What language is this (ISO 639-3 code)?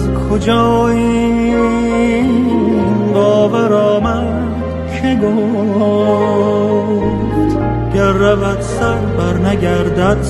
fas